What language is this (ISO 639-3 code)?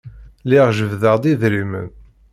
kab